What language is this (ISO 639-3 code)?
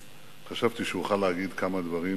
heb